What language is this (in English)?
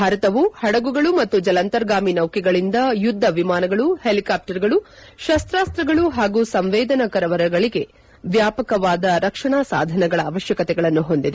Kannada